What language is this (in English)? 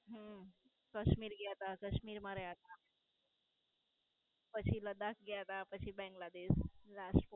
Gujarati